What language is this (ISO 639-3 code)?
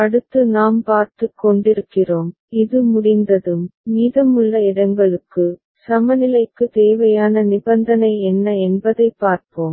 tam